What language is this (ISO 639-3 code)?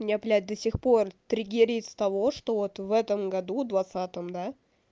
rus